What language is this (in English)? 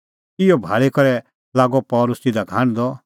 Kullu Pahari